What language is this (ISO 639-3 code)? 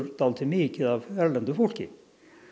isl